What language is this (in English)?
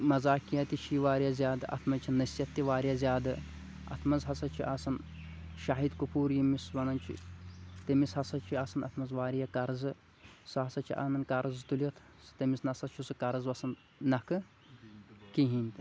Kashmiri